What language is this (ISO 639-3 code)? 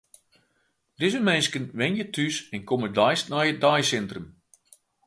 fry